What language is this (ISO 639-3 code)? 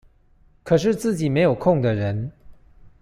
zho